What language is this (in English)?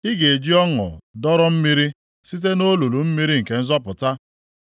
Igbo